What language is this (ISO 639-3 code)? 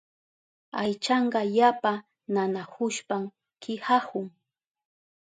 qup